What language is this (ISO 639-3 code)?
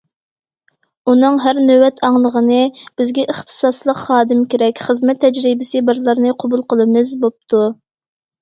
uig